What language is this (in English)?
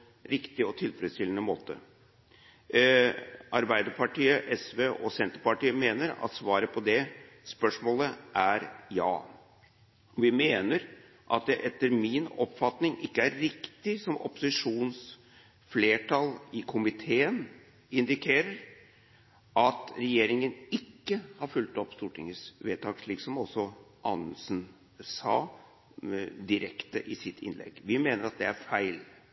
Norwegian Bokmål